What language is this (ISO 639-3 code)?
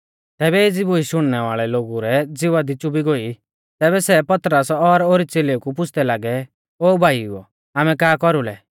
bfz